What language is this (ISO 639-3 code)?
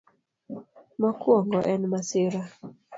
luo